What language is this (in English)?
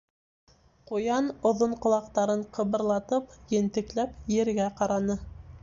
Bashkir